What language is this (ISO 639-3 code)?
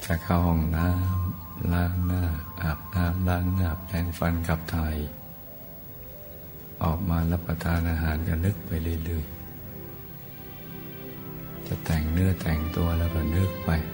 tha